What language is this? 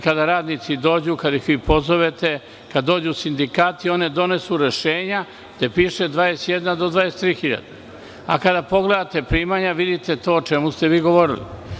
Serbian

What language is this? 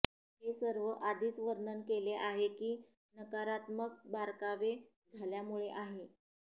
Marathi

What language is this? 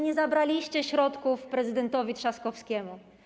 Polish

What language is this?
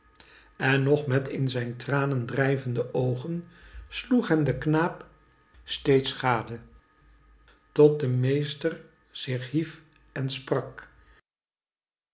Dutch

